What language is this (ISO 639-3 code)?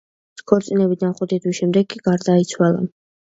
kat